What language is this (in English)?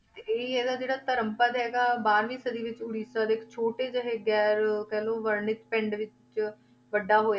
Punjabi